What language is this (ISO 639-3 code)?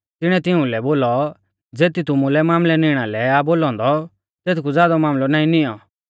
bfz